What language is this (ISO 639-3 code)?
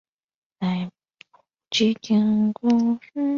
zho